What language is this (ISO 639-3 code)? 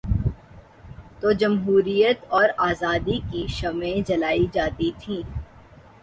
urd